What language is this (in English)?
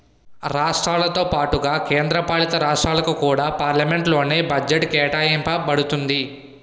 Telugu